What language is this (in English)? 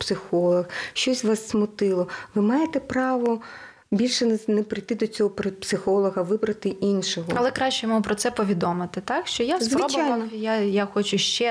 Ukrainian